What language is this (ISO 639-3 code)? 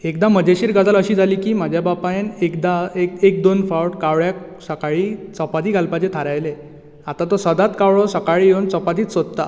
kok